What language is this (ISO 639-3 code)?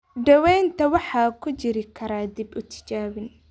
som